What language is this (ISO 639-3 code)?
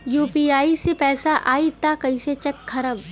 bho